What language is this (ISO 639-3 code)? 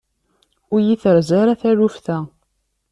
kab